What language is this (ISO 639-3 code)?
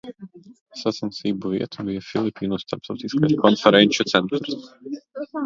lav